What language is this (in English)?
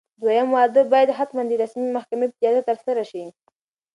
Pashto